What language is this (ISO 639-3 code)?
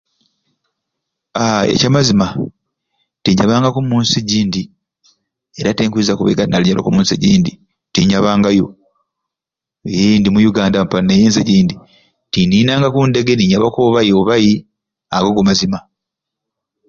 ruc